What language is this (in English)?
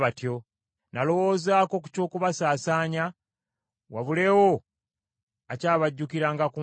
Ganda